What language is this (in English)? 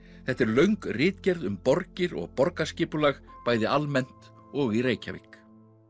Icelandic